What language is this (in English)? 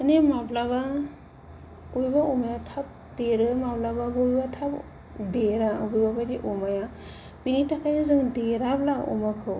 Bodo